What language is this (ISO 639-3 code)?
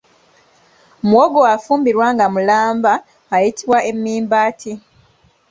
lug